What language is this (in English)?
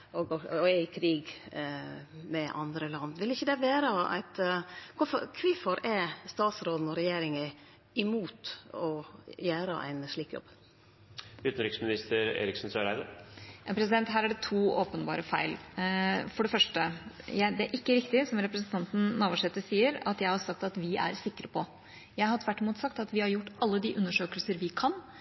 Norwegian